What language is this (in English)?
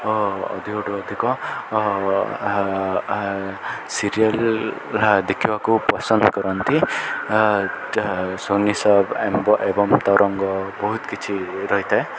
Odia